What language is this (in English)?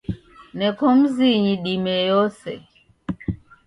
Taita